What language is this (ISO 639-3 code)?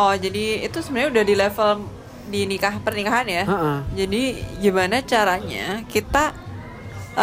ind